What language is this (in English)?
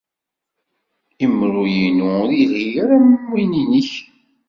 Kabyle